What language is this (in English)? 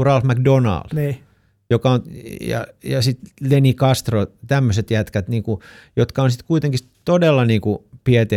Finnish